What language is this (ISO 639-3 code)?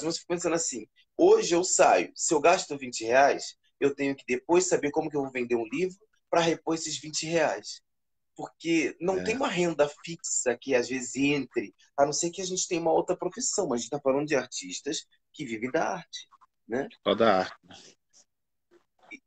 por